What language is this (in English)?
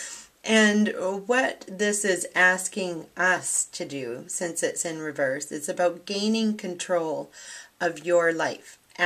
English